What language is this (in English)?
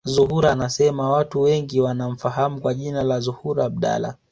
Swahili